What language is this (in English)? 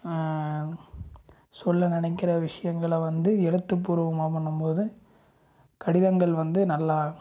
Tamil